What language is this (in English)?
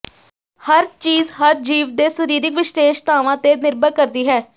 Punjabi